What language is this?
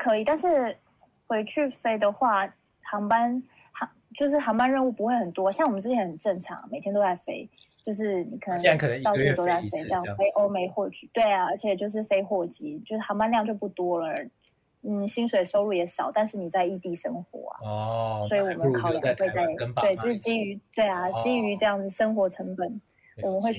Chinese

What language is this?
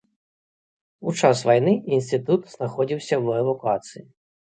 Belarusian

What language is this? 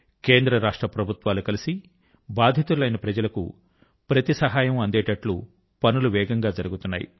Telugu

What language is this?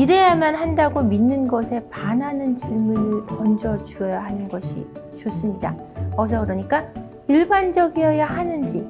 Korean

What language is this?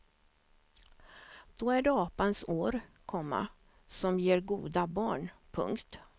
Swedish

